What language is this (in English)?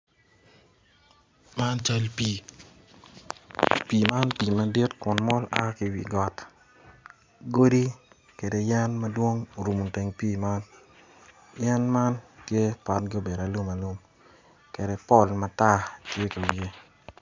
Acoli